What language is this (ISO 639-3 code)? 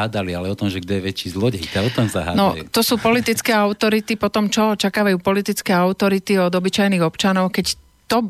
slk